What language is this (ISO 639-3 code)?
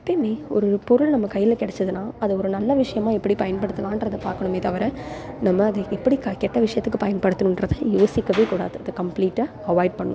tam